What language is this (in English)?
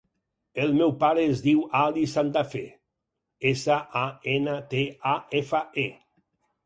Catalan